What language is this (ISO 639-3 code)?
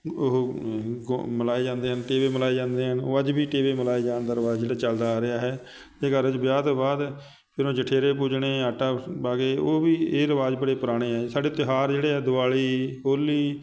pan